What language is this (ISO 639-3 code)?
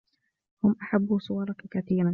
ara